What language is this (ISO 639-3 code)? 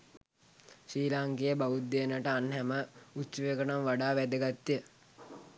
sin